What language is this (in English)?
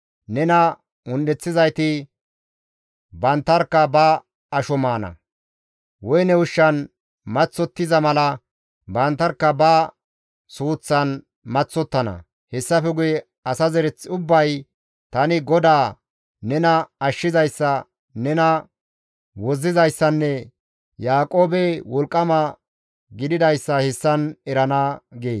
Gamo